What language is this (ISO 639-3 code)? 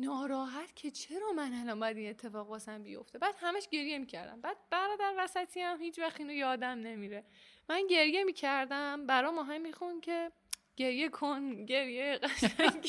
fas